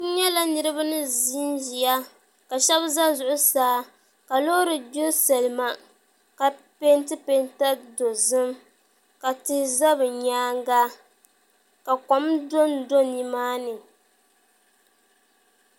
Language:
Dagbani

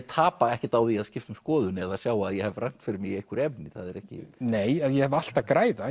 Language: Icelandic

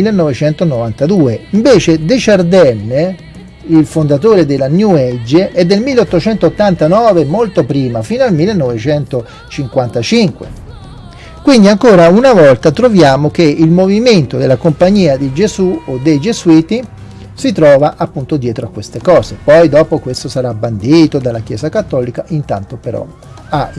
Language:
Italian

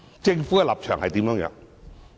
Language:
Cantonese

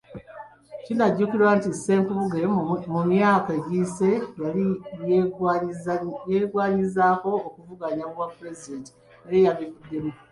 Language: Ganda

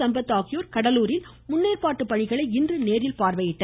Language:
Tamil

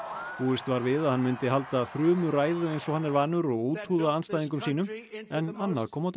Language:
Icelandic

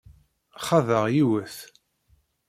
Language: Kabyle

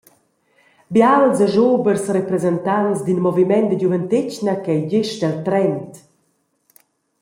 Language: Romansh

